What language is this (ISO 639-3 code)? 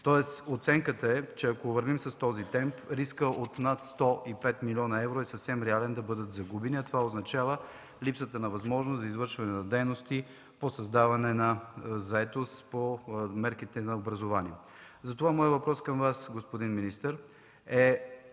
bul